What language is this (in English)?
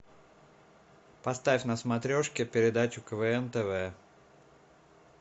Russian